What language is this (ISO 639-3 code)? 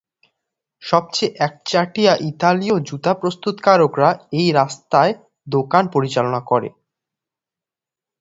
ben